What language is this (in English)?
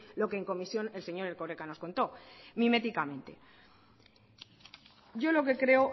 Spanish